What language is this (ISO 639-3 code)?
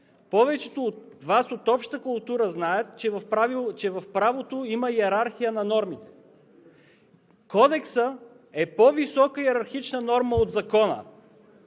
bul